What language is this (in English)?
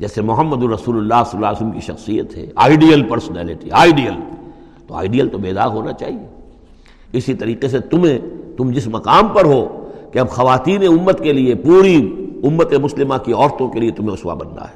Urdu